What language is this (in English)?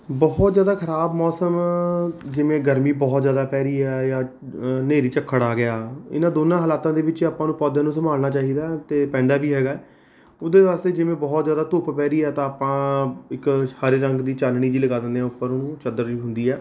Punjabi